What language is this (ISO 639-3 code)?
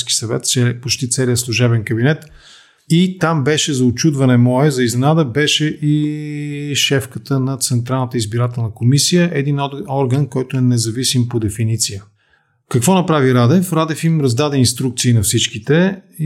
bul